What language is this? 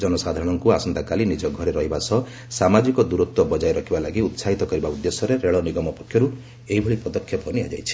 Odia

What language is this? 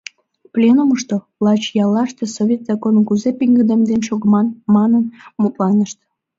Mari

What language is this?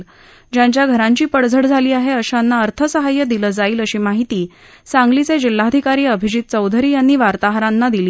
Marathi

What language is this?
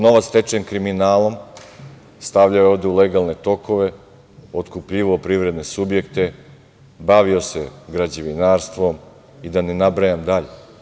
Serbian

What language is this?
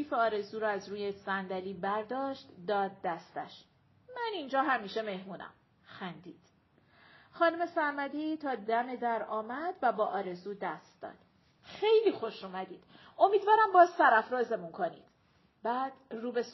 Persian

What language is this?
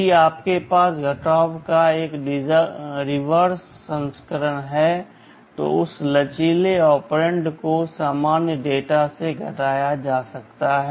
Hindi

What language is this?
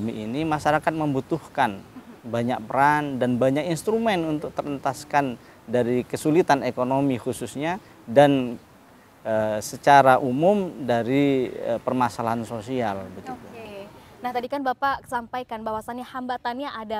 Indonesian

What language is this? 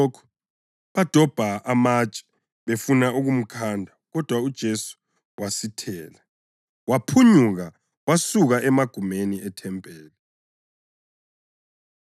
North Ndebele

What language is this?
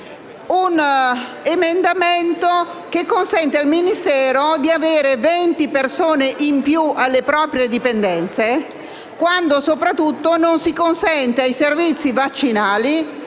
Italian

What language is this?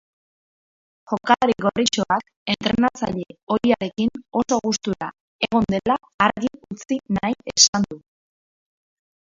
Basque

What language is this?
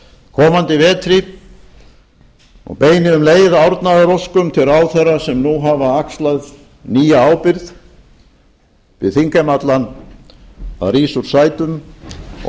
Icelandic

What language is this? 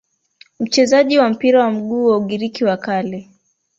Swahili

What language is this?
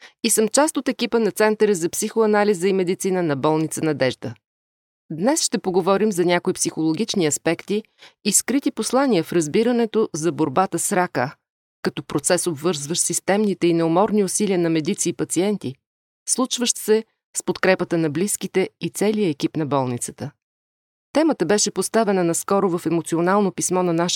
Bulgarian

